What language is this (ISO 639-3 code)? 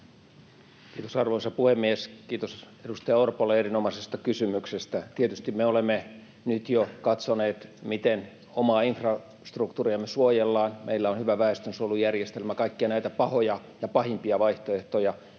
fin